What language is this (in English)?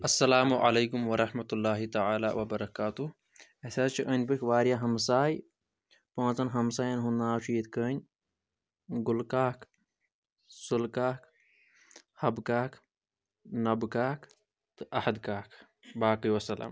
Kashmiri